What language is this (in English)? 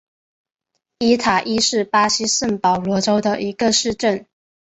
Chinese